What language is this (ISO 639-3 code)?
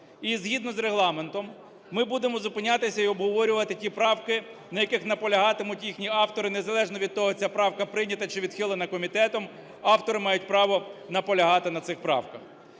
ukr